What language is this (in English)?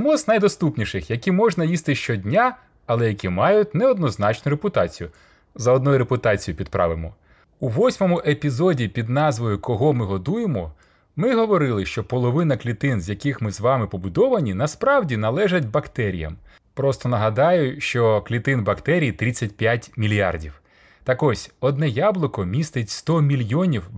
Ukrainian